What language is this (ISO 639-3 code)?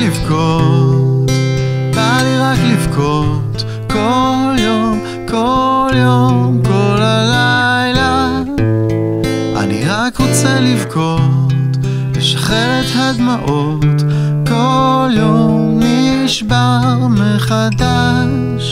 heb